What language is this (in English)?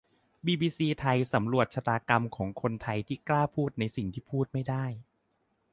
Thai